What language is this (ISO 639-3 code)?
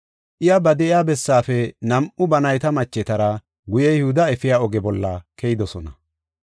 gof